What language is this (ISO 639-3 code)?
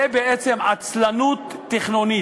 heb